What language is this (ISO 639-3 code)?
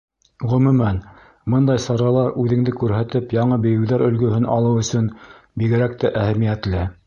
bak